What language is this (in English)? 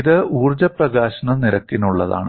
Malayalam